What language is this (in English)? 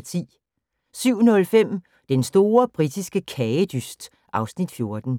Danish